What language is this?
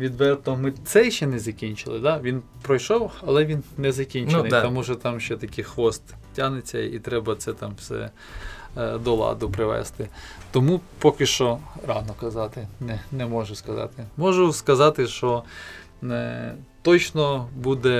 Ukrainian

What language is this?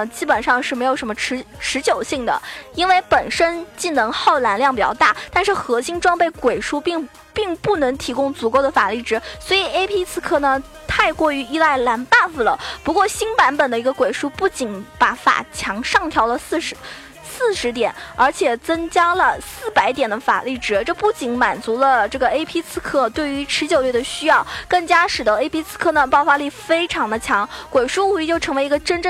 Chinese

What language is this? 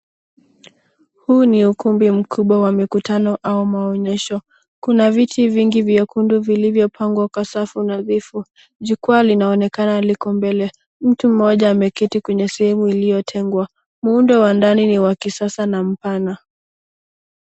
Swahili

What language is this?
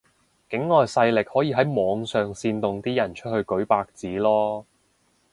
Cantonese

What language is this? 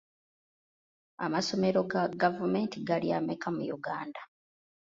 Ganda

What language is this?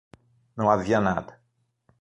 Portuguese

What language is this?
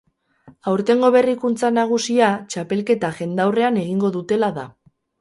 Basque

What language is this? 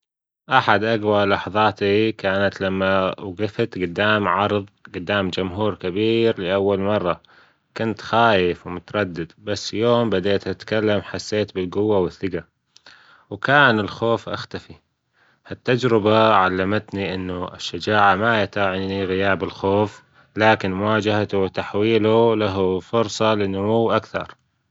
Gulf Arabic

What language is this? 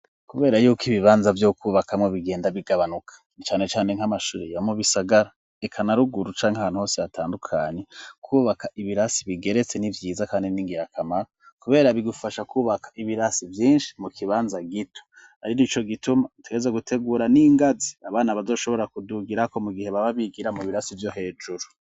Rundi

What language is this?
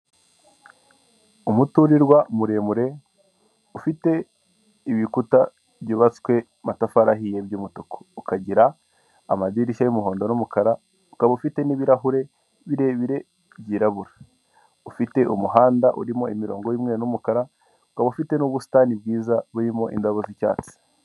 Kinyarwanda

